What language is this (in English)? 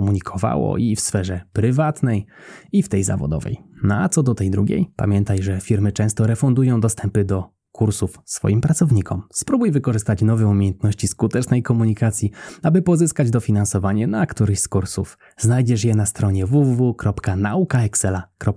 Polish